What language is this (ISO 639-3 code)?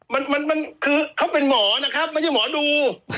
tha